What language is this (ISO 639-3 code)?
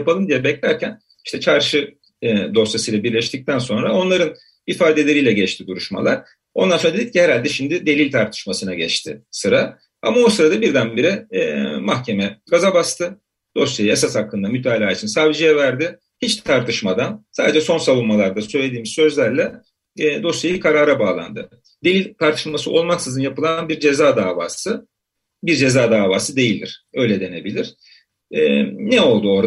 tur